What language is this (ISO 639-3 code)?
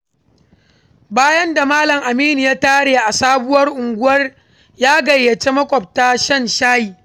hau